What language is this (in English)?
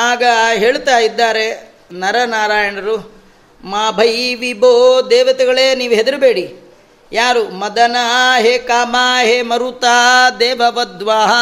Kannada